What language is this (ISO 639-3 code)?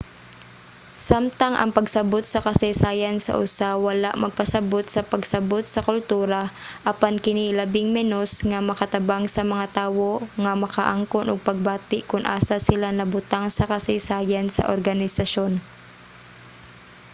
ceb